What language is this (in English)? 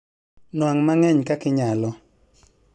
Luo (Kenya and Tanzania)